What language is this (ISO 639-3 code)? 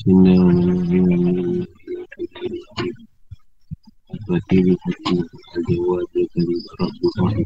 msa